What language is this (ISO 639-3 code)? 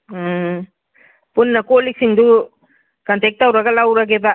mni